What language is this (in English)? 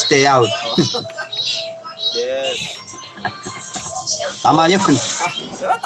Filipino